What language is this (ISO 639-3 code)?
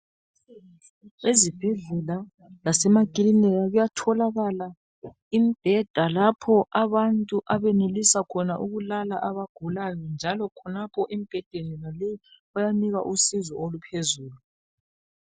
nde